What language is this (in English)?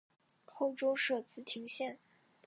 Chinese